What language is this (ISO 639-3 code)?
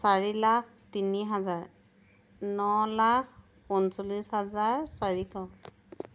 asm